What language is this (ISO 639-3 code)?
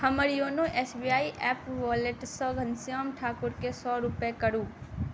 mai